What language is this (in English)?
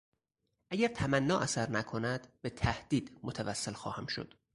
Persian